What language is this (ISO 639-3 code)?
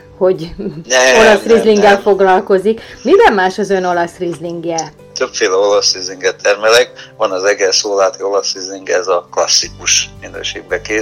hun